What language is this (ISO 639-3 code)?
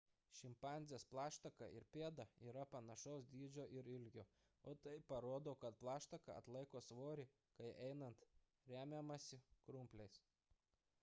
lit